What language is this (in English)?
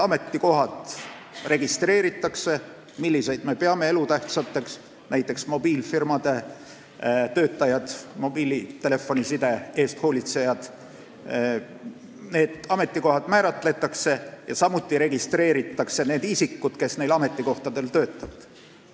Estonian